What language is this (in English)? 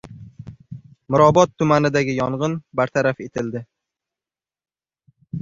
Uzbek